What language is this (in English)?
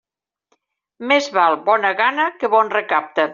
Catalan